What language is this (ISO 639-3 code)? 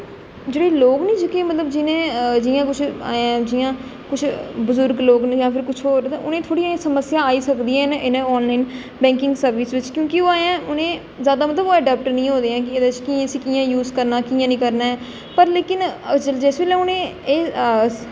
doi